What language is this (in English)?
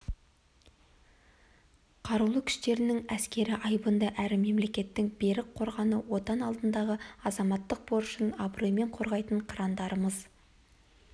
Kazakh